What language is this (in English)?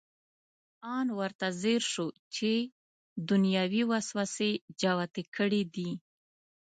Pashto